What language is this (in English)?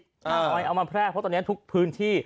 Thai